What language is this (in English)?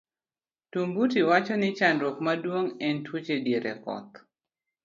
Luo (Kenya and Tanzania)